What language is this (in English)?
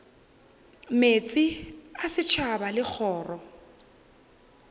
Northern Sotho